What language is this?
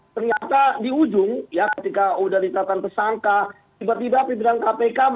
Indonesian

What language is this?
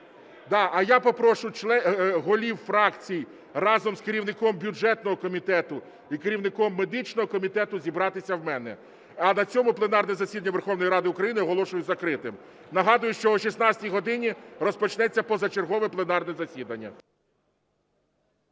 Ukrainian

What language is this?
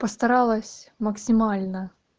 Russian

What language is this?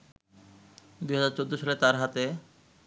Bangla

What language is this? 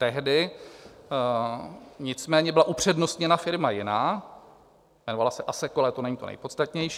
Czech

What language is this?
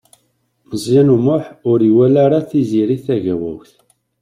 Kabyle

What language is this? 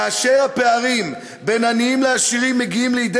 Hebrew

